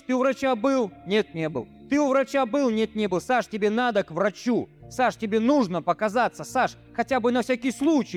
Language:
Russian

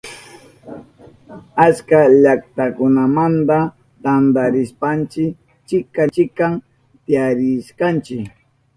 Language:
Southern Pastaza Quechua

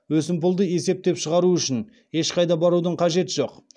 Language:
Kazakh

